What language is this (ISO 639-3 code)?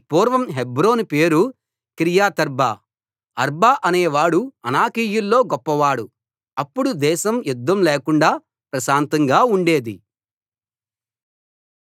tel